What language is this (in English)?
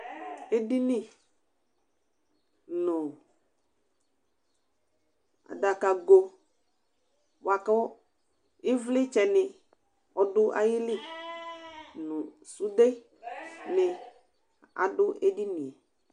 Ikposo